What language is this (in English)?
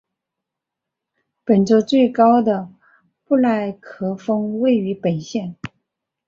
Chinese